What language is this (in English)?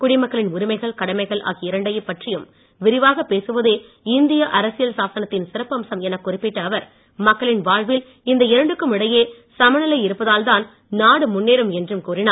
Tamil